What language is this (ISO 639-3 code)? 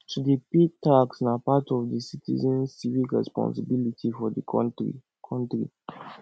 pcm